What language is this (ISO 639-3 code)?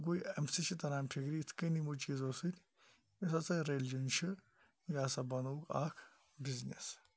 kas